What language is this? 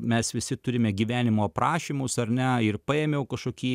Lithuanian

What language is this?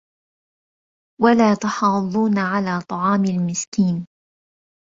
Arabic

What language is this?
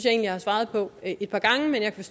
Danish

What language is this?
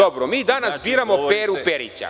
Serbian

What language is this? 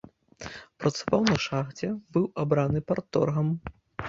Belarusian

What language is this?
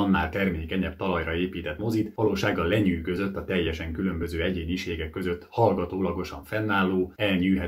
Hungarian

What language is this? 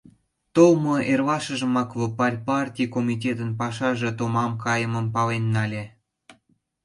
Mari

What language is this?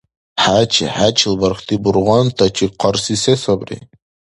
Dargwa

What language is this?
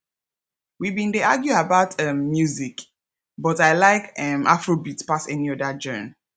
Nigerian Pidgin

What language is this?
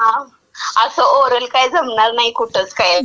Marathi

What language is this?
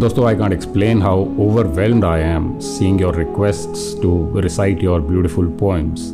Hindi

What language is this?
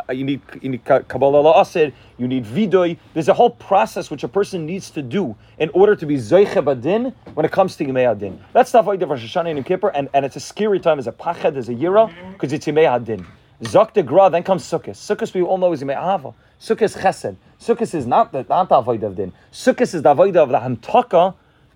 English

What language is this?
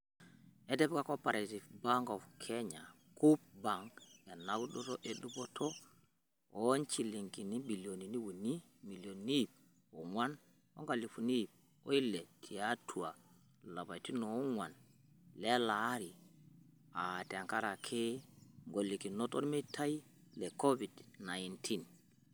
Masai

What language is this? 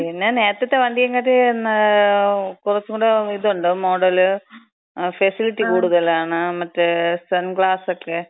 Malayalam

